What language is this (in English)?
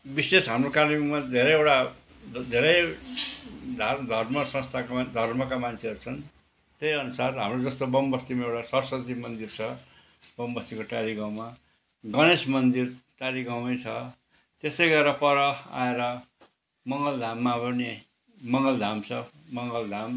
Nepali